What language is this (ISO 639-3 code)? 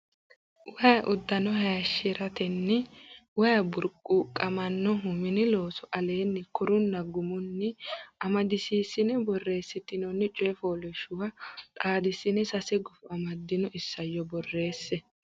sid